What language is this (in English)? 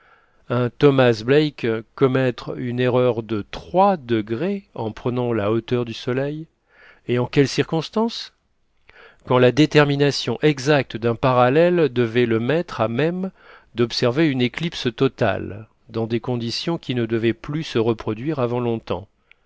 French